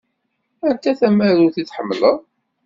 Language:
Kabyle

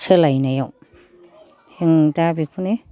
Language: Bodo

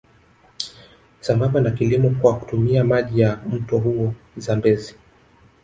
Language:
Swahili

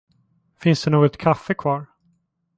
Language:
Swedish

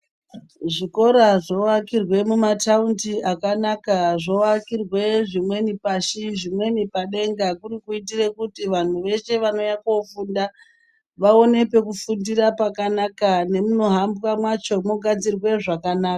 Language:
Ndau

